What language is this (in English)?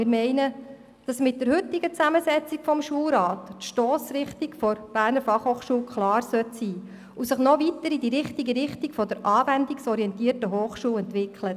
Swiss German